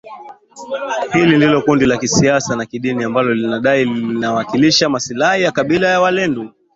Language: Swahili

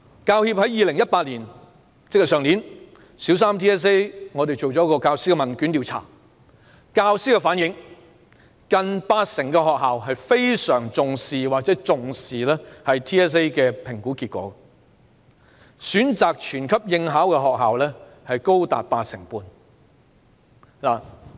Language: Cantonese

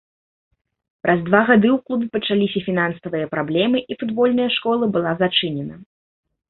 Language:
Belarusian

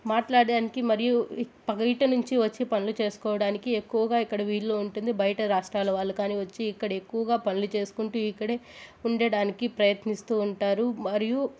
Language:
Telugu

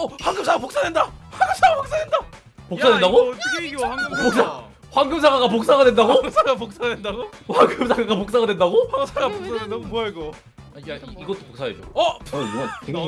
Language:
Korean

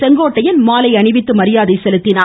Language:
Tamil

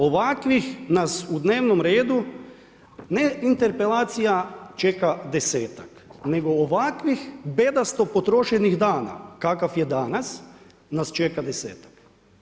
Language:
Croatian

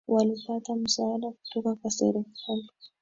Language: Swahili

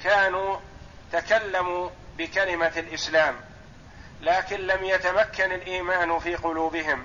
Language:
Arabic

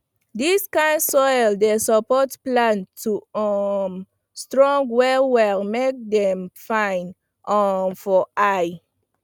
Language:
Nigerian Pidgin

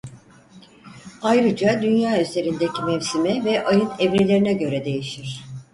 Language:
Turkish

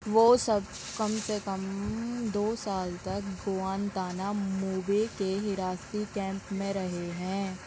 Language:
Urdu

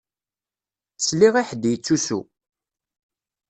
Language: Kabyle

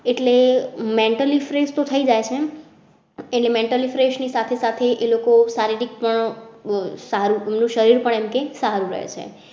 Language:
Gujarati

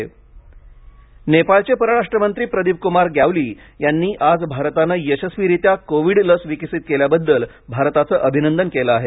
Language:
Marathi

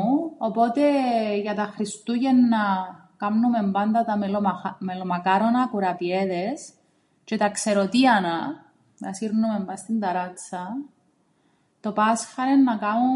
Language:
Greek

